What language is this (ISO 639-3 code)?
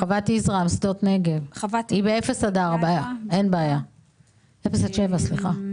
heb